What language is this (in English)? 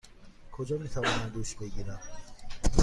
Persian